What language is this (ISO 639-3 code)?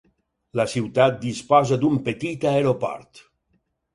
cat